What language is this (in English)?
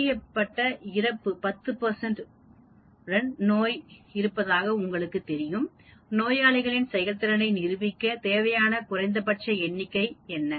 Tamil